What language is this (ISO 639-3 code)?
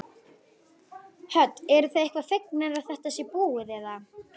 isl